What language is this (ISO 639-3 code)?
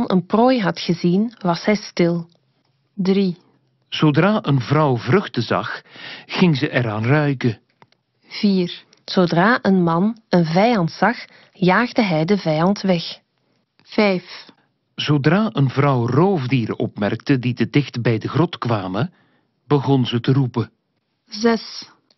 nld